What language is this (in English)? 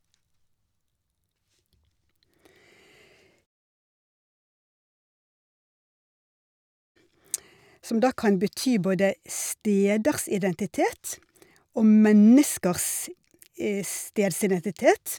Norwegian